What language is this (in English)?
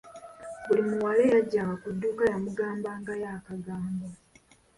Ganda